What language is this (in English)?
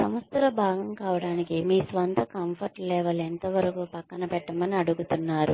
Telugu